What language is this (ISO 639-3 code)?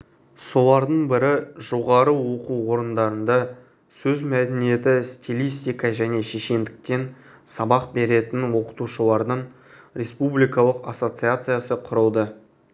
kaz